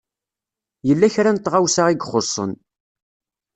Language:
Kabyle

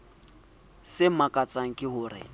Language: Southern Sotho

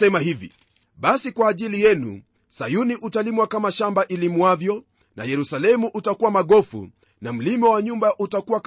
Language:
Swahili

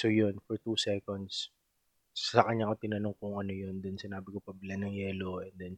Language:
Filipino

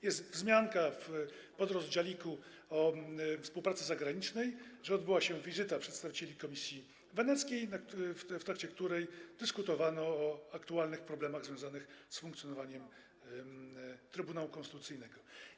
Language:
Polish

